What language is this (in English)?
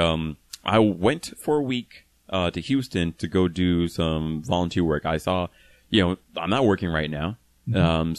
English